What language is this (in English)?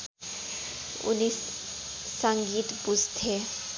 Nepali